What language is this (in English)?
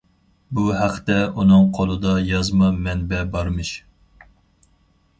Uyghur